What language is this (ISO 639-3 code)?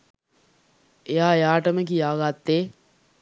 sin